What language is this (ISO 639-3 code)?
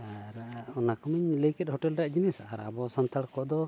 sat